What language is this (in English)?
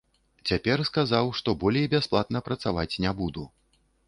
Belarusian